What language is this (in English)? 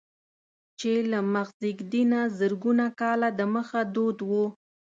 Pashto